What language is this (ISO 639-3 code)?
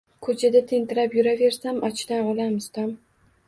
uzb